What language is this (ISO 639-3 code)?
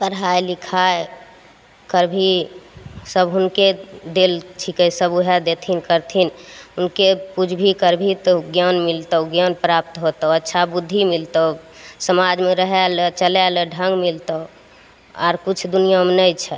mai